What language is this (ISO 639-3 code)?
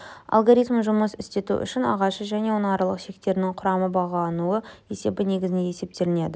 kaz